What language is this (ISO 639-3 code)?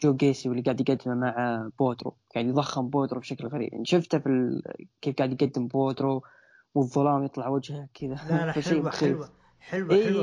ara